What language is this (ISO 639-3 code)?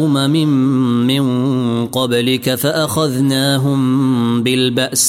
ara